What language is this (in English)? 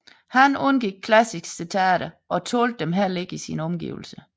Danish